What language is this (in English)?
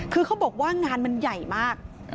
Thai